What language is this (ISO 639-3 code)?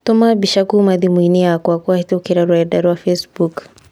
kik